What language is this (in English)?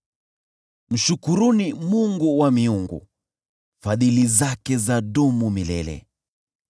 Swahili